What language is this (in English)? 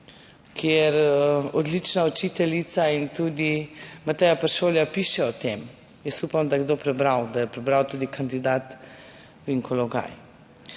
Slovenian